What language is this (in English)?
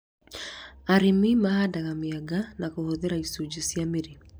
Kikuyu